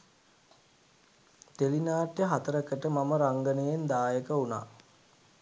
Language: Sinhala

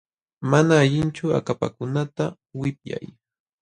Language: Jauja Wanca Quechua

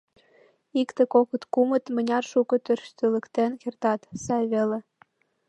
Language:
Mari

